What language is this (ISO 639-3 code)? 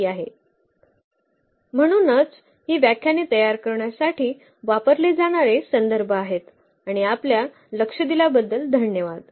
mar